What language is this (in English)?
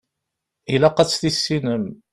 Kabyle